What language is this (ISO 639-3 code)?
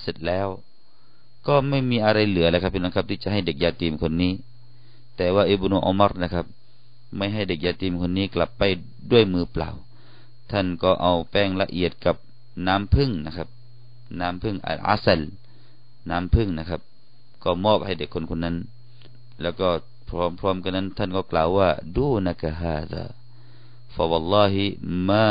tha